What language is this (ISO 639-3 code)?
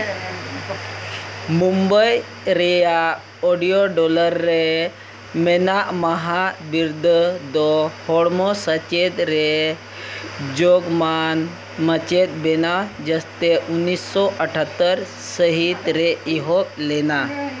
sat